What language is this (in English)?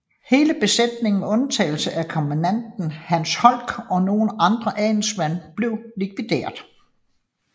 Danish